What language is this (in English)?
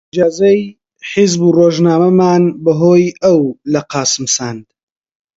Central Kurdish